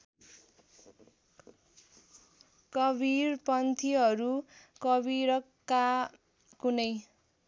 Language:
Nepali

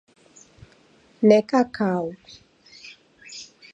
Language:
Taita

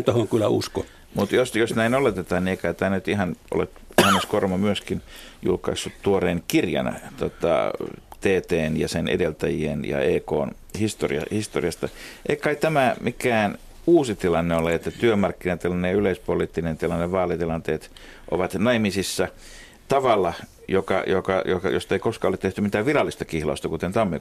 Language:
Finnish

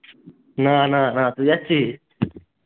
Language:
Bangla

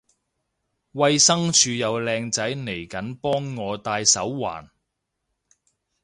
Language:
Cantonese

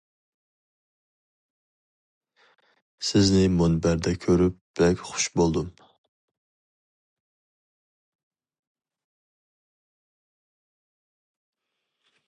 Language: Uyghur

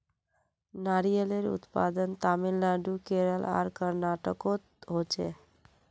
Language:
Magahi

